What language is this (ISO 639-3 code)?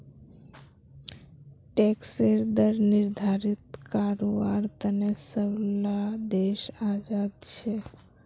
mag